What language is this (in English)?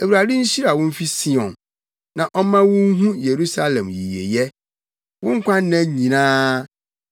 Akan